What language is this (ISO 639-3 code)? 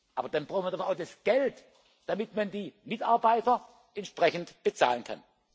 deu